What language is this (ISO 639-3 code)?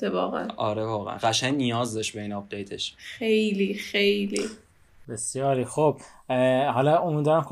fas